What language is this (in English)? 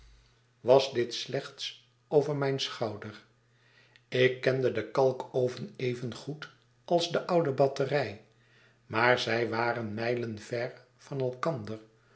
Dutch